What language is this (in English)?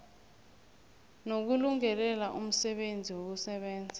South Ndebele